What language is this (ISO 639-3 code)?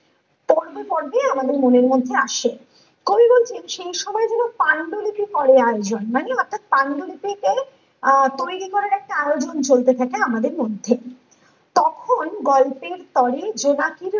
ben